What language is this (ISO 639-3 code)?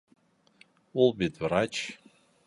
bak